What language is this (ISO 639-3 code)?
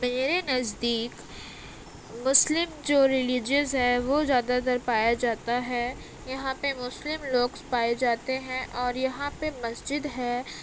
urd